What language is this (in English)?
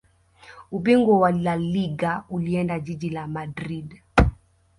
Swahili